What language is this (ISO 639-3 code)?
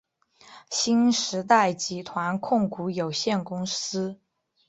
zho